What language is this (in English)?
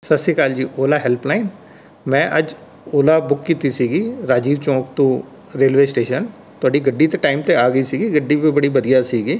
Punjabi